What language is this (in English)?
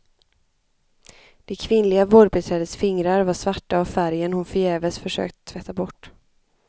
Swedish